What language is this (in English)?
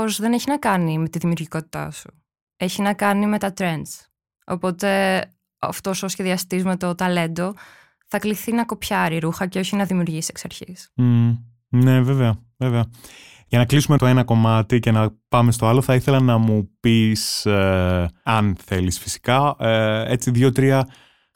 Greek